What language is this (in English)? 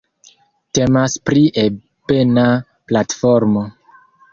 Esperanto